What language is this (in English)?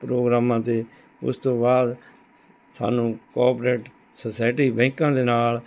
Punjabi